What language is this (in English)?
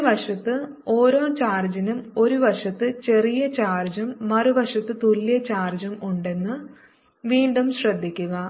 Malayalam